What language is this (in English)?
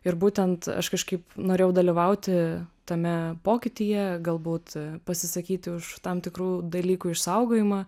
Lithuanian